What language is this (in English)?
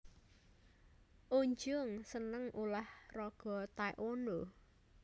Javanese